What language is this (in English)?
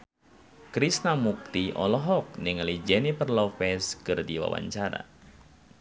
Sundanese